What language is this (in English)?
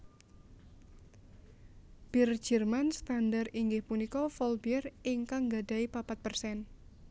Javanese